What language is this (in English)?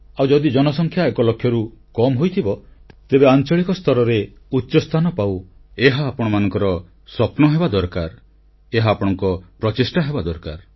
Odia